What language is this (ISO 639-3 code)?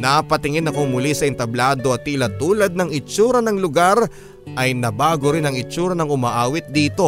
fil